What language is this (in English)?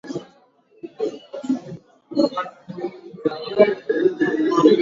Swahili